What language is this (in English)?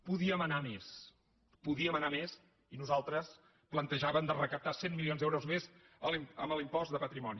Catalan